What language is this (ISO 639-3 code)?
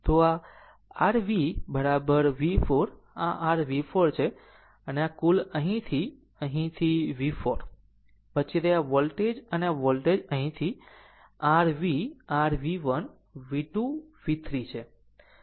guj